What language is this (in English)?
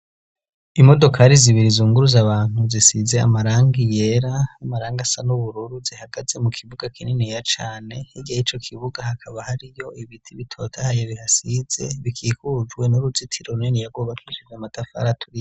Rundi